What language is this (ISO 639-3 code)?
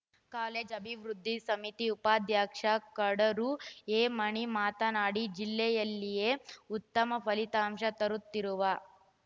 kan